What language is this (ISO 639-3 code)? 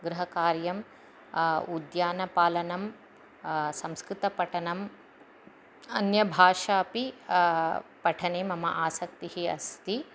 san